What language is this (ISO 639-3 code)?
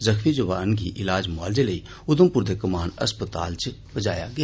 doi